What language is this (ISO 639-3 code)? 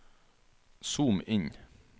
nor